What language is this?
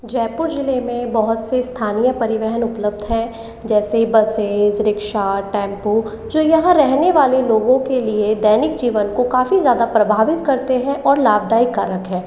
Hindi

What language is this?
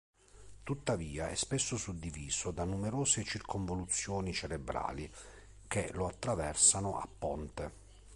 Italian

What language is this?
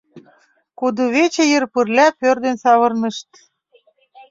Mari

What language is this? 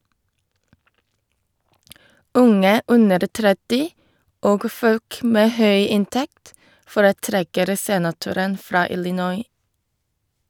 Norwegian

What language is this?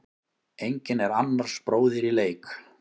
Icelandic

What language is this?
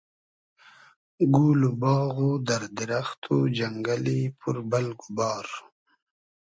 Hazaragi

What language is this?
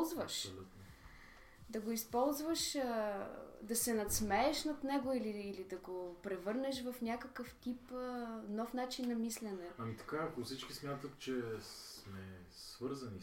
Bulgarian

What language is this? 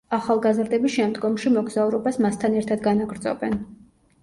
Georgian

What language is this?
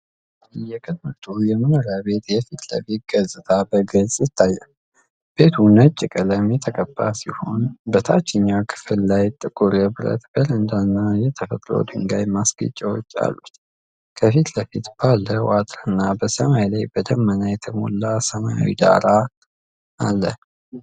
Amharic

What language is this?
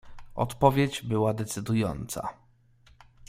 Polish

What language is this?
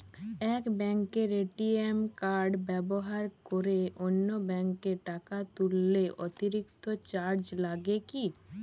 Bangla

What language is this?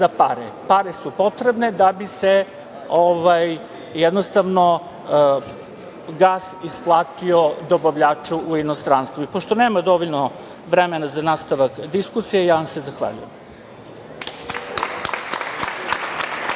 Serbian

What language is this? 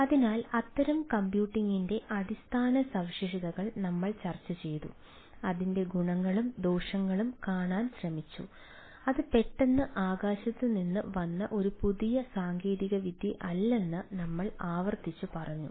Malayalam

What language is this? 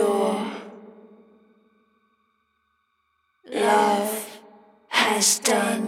German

